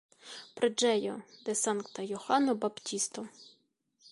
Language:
Esperanto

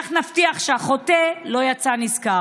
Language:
Hebrew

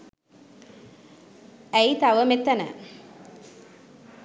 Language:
Sinhala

